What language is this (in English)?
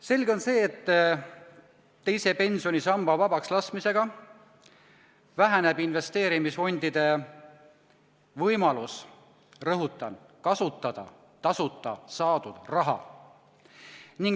Estonian